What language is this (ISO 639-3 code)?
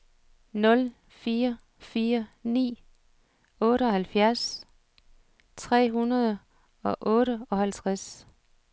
dan